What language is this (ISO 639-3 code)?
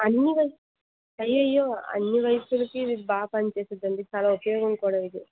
tel